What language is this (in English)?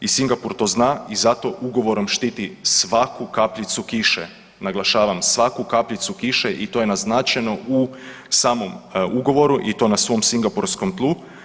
Croatian